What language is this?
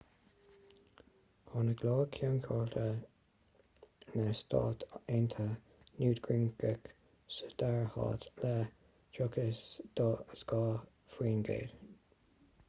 Irish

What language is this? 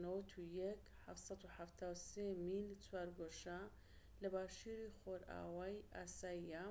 Central Kurdish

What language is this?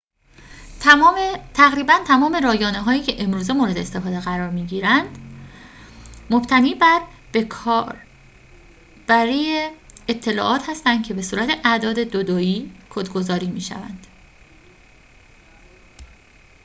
Persian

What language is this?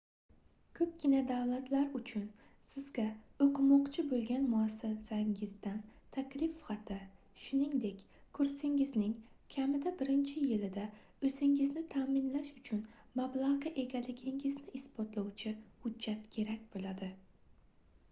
Uzbek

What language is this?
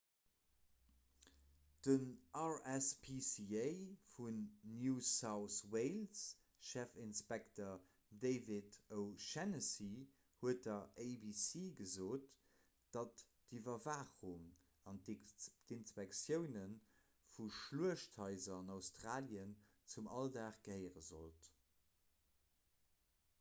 Luxembourgish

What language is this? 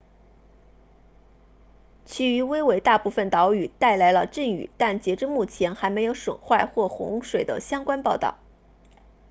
Chinese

